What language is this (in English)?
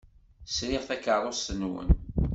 Kabyle